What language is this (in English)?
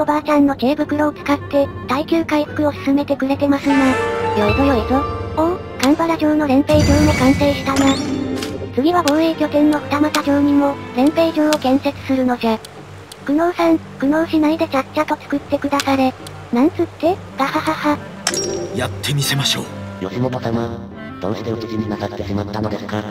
Japanese